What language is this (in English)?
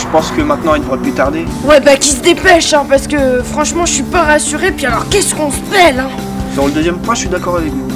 French